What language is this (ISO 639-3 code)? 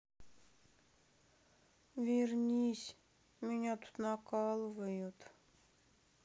rus